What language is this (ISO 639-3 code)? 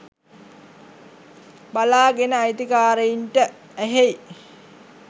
sin